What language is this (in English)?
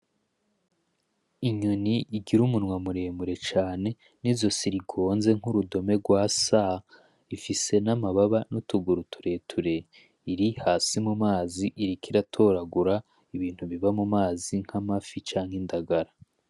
Rundi